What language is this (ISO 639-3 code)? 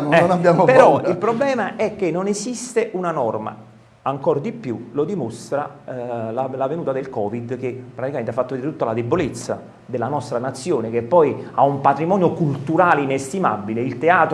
ita